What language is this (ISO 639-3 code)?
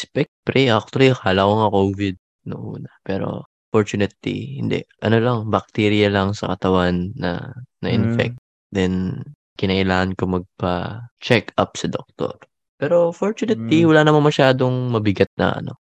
fil